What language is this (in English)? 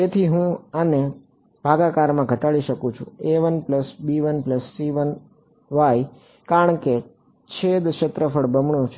Gujarati